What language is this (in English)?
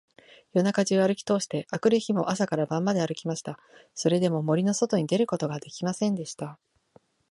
Japanese